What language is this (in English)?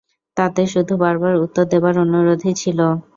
Bangla